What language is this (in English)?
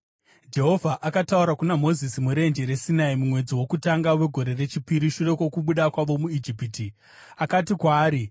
Shona